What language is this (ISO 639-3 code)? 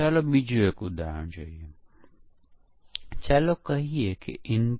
guj